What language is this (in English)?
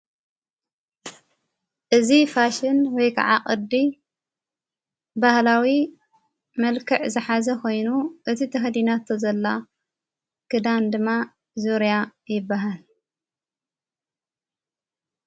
Tigrinya